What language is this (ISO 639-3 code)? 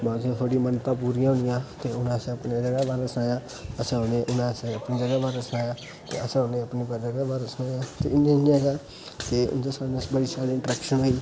doi